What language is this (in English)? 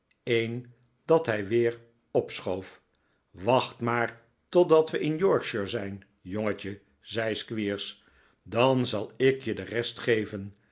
Dutch